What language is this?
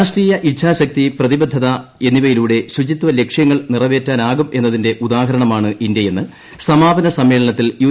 Malayalam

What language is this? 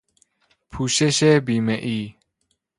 Persian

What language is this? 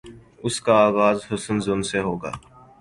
Urdu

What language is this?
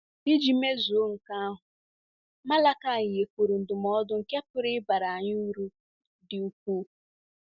Igbo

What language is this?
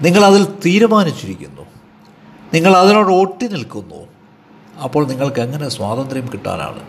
Malayalam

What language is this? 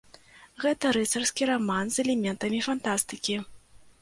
Belarusian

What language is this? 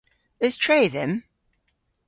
Cornish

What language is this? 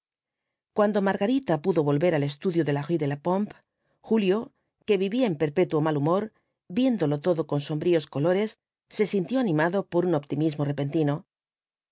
Spanish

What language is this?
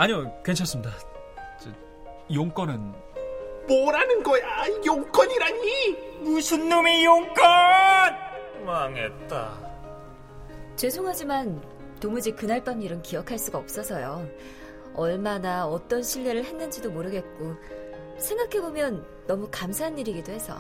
Korean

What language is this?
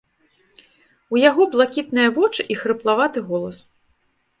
Belarusian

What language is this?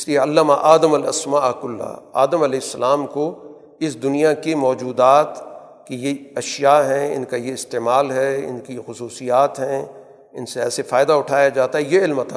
Urdu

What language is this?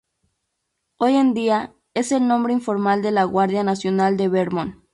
Spanish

